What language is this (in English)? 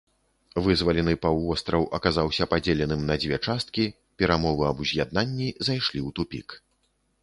Belarusian